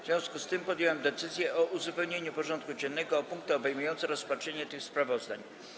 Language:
Polish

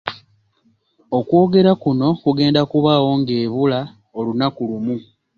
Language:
Ganda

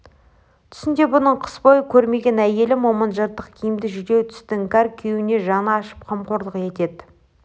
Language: Kazakh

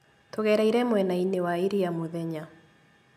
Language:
Kikuyu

